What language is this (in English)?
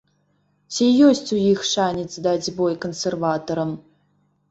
Belarusian